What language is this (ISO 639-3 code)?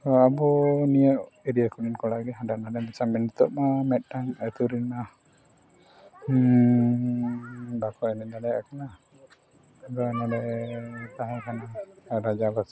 sat